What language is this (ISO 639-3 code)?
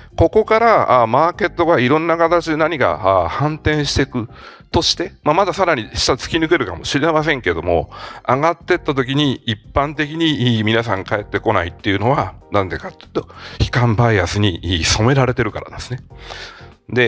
jpn